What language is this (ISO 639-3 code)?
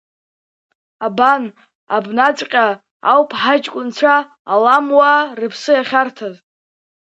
abk